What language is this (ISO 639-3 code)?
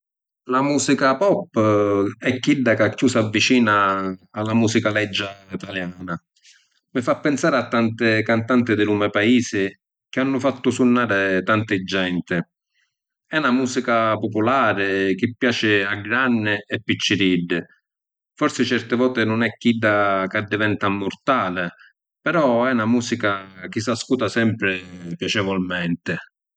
scn